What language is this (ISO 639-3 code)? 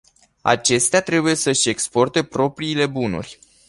ron